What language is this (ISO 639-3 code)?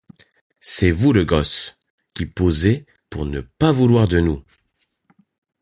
fra